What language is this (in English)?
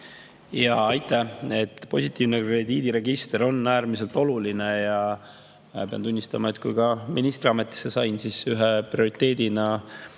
Estonian